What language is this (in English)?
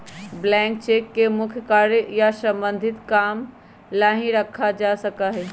Magahi